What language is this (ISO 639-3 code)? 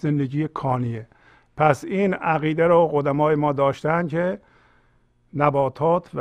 fas